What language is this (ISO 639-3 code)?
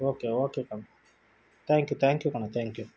kan